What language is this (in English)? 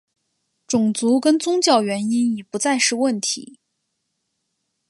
Chinese